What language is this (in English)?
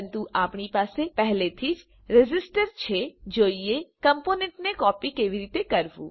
Gujarati